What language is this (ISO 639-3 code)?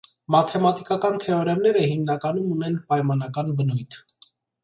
hye